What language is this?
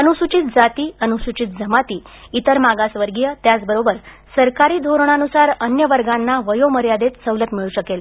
Marathi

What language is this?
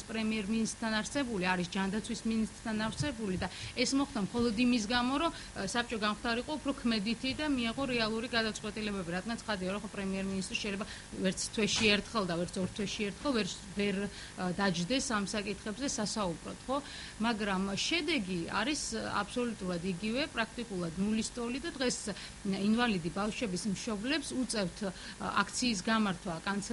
Romanian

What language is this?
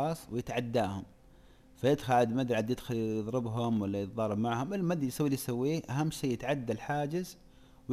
Arabic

